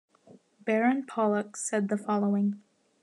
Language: English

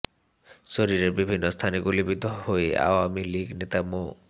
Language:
Bangla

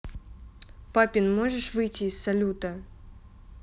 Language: Russian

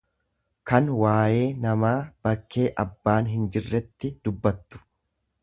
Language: Oromo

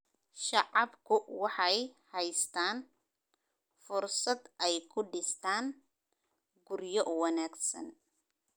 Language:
Somali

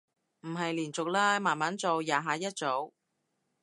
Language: Cantonese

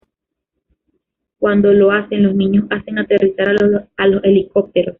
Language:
Spanish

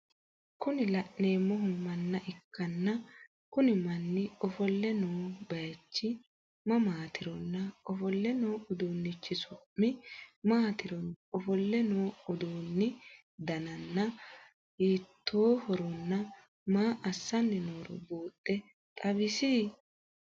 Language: Sidamo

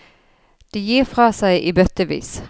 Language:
Norwegian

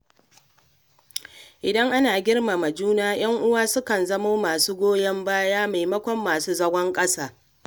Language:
Hausa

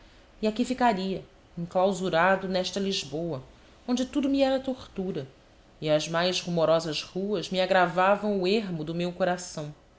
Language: Portuguese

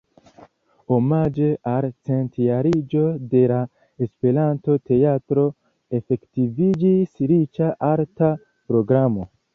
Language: Esperanto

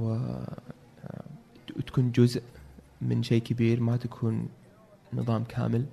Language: Arabic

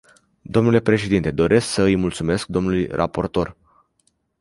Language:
Romanian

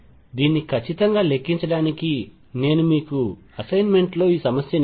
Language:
Telugu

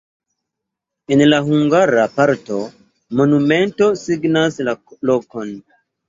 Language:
Esperanto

